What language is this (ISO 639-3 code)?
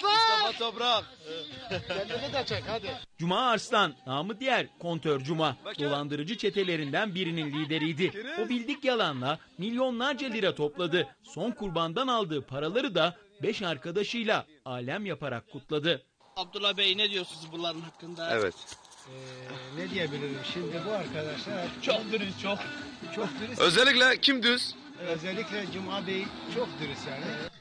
tur